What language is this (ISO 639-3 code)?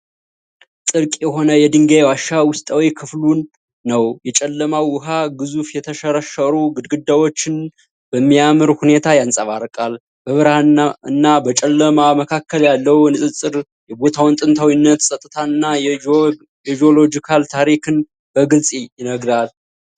amh